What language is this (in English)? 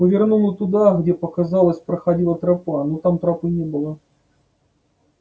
Russian